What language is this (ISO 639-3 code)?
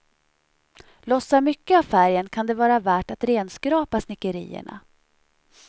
swe